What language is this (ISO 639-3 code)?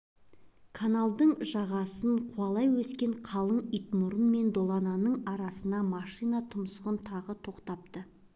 kaz